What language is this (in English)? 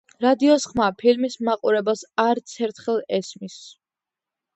Georgian